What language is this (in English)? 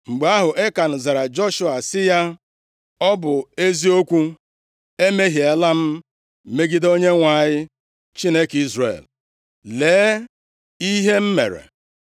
Igbo